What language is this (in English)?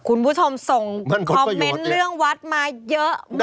Thai